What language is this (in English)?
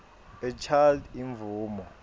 Swati